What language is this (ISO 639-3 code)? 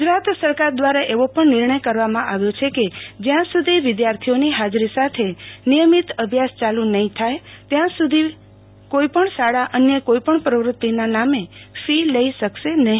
guj